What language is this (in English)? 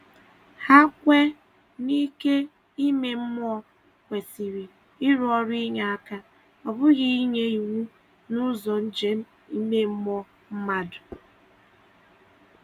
Igbo